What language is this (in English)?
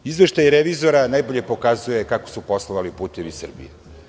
Serbian